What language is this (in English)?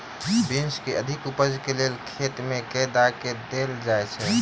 Maithili